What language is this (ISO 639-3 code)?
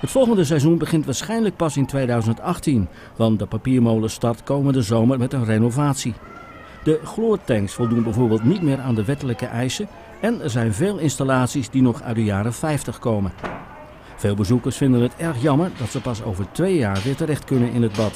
nld